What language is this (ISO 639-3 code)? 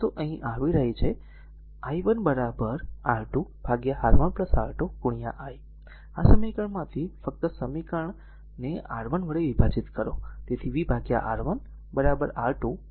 guj